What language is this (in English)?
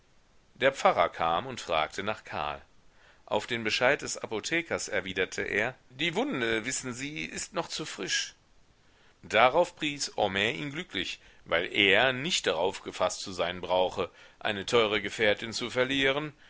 German